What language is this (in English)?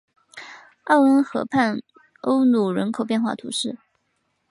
Chinese